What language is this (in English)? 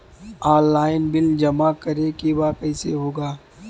Bhojpuri